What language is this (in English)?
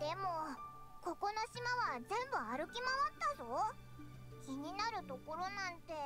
Japanese